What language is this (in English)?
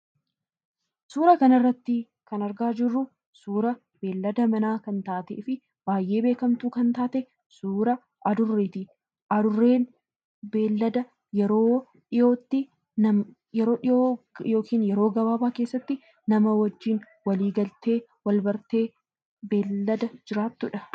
Oromo